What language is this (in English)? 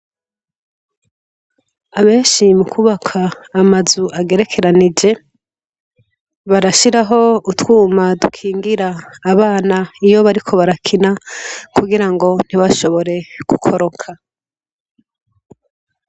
Rundi